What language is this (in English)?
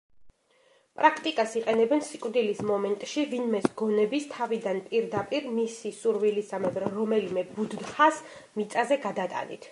Georgian